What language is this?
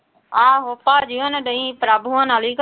Punjabi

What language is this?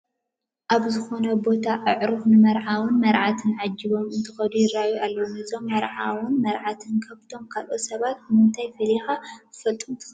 Tigrinya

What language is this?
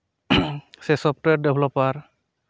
Santali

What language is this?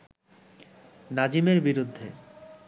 Bangla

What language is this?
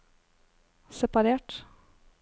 Norwegian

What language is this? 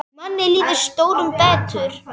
Icelandic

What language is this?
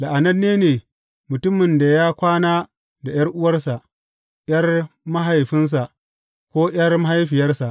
Hausa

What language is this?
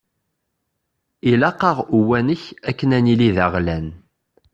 Kabyle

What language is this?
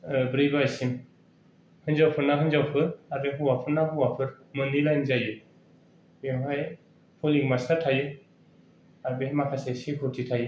Bodo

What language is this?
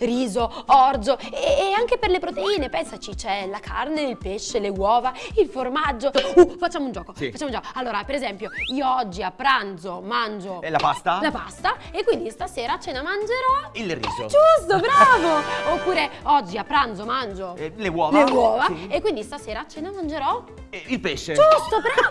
Italian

